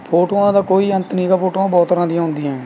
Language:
Punjabi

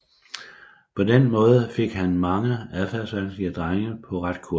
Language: Danish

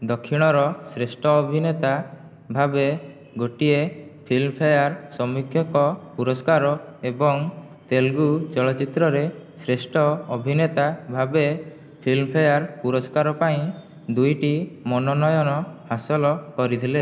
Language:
Odia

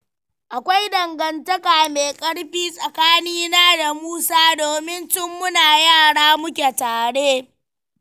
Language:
Hausa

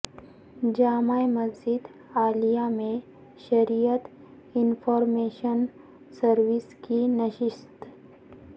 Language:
Urdu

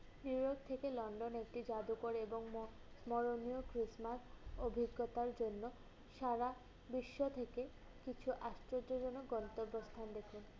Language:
Bangla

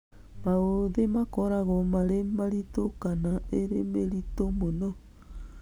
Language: Kikuyu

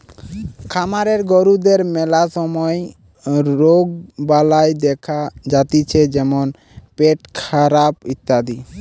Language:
Bangla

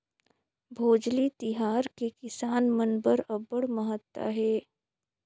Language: Chhattisgarhi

